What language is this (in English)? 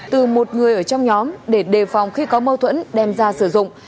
Vietnamese